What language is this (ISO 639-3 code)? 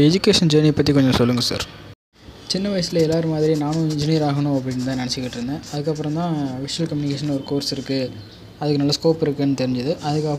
tam